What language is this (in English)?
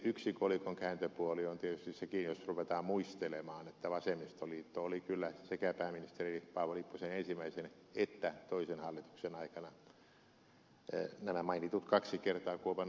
Finnish